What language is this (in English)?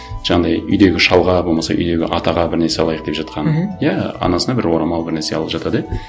Kazakh